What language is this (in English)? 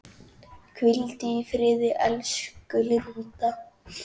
Icelandic